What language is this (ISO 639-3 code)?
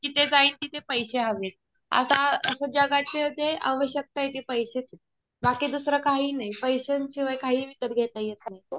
mar